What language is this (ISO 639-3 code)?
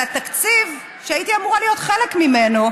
heb